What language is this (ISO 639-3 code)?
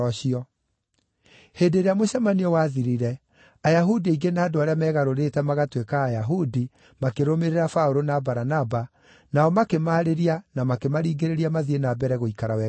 kik